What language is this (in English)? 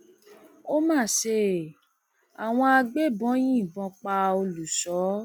Yoruba